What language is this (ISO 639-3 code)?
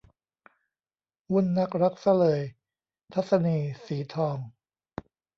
tha